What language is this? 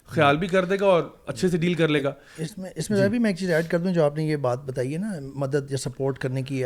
Urdu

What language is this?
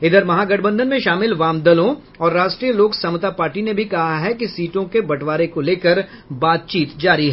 Hindi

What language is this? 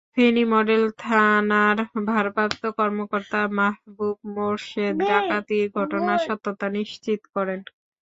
Bangla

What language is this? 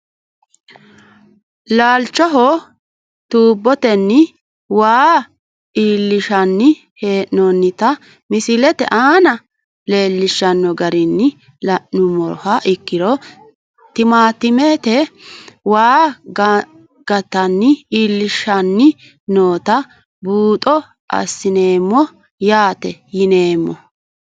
Sidamo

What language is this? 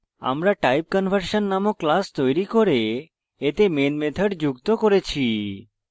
Bangla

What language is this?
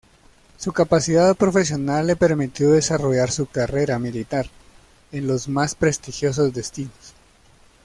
Spanish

